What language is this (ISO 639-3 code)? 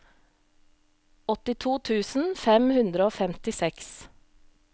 nor